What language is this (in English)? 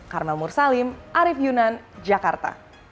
Indonesian